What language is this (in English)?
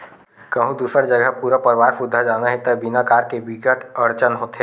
Chhattisgarhi